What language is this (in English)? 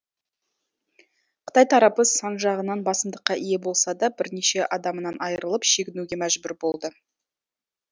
Kazakh